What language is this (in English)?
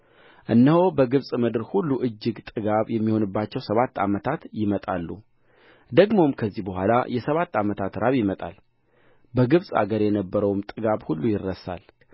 Amharic